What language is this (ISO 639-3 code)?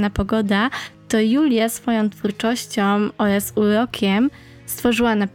pol